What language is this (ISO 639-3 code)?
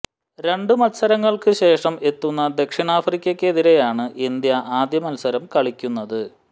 mal